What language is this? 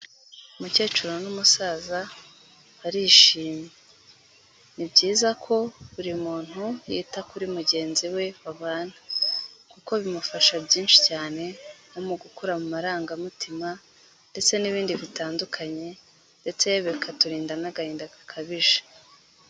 Kinyarwanda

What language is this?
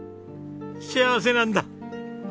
Japanese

